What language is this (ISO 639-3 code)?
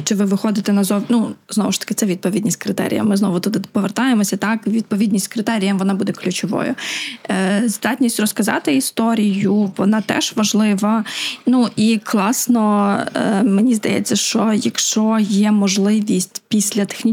ukr